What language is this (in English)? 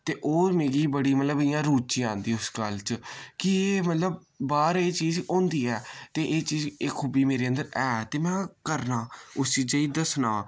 Dogri